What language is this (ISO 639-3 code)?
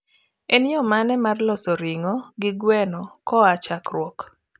luo